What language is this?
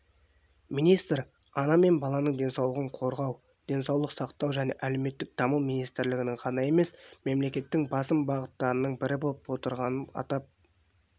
Kazakh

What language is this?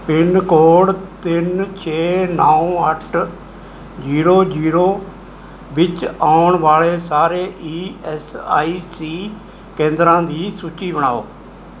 Punjabi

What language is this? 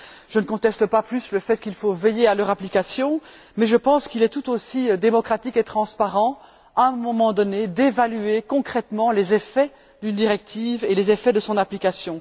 French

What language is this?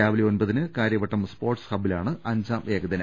Malayalam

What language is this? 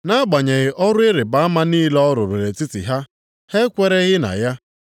Igbo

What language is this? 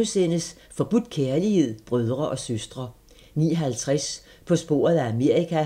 Danish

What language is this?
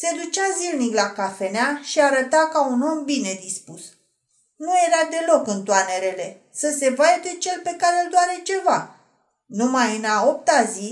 Romanian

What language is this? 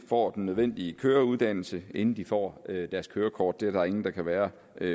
Danish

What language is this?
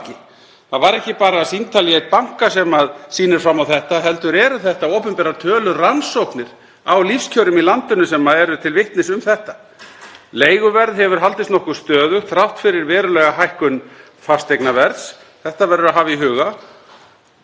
Icelandic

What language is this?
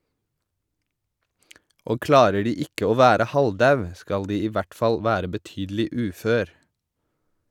Norwegian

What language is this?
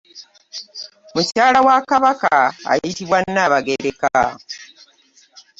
Ganda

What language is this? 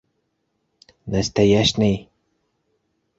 Bashkir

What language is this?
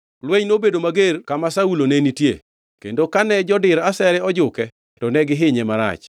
Luo (Kenya and Tanzania)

